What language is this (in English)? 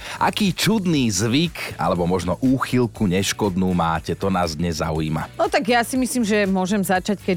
Slovak